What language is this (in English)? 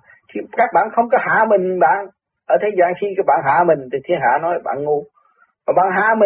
Vietnamese